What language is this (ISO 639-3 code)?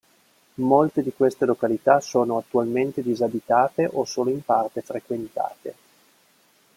ita